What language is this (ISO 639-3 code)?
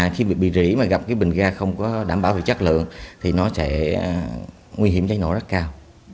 vie